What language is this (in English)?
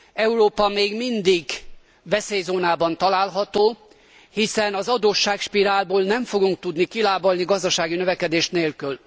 Hungarian